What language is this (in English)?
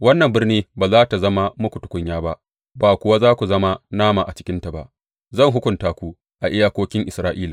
Hausa